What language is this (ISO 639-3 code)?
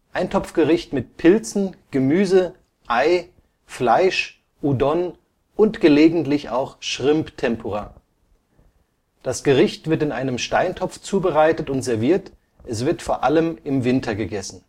deu